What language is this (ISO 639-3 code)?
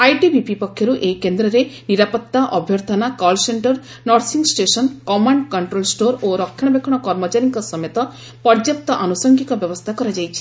ori